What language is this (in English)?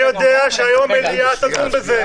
Hebrew